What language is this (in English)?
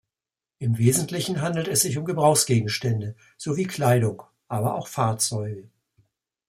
German